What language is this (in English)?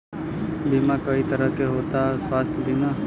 Bhojpuri